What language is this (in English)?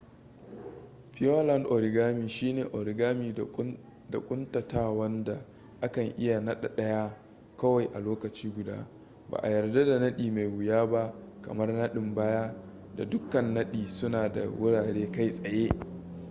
Hausa